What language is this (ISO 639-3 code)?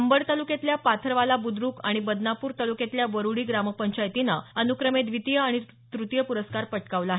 mar